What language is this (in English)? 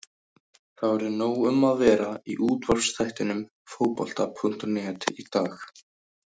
Icelandic